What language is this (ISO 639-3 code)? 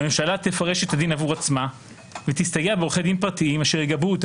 heb